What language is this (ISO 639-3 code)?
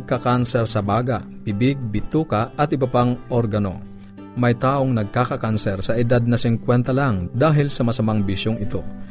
fil